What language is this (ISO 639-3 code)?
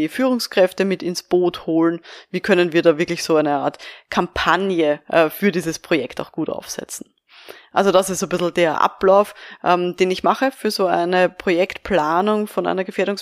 deu